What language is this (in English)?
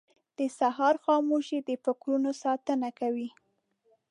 Pashto